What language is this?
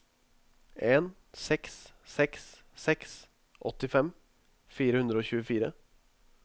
Norwegian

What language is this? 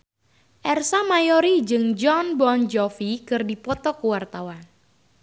Sundanese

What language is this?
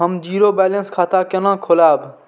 Maithili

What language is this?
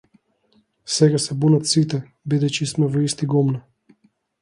Macedonian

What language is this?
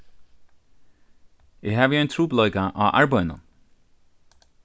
Faroese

